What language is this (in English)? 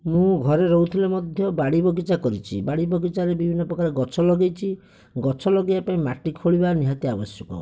Odia